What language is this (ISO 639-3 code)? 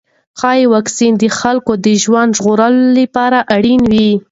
pus